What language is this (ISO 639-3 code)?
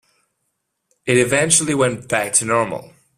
eng